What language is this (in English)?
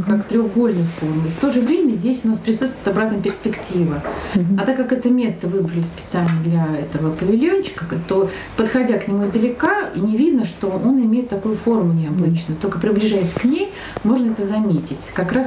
Russian